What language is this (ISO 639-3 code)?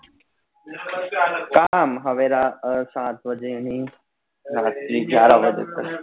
guj